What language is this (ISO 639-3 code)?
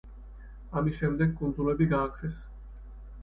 kat